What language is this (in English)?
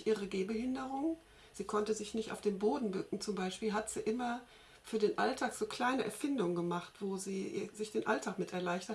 German